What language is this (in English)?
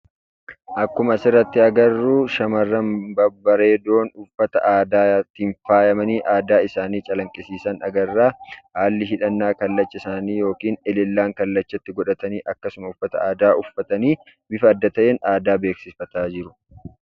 Oromo